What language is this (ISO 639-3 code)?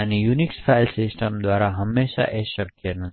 guj